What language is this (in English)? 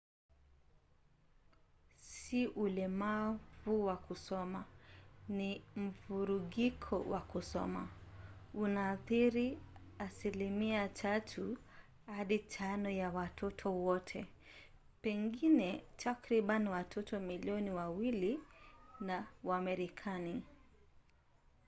Swahili